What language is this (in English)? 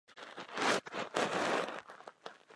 Czech